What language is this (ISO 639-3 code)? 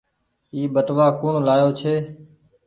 gig